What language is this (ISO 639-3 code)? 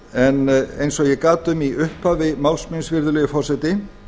isl